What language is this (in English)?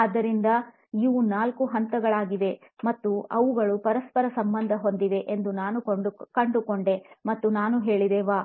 Kannada